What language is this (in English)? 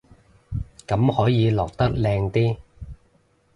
Cantonese